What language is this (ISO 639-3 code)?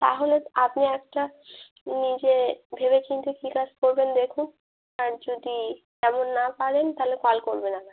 ben